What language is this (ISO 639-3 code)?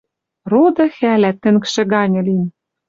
mrj